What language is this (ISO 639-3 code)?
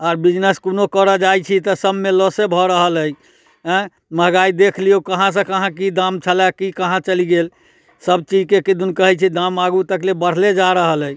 mai